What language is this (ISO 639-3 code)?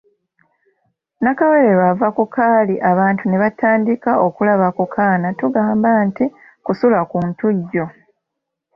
lug